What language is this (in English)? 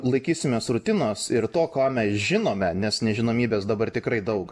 Lithuanian